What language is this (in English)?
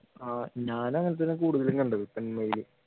Malayalam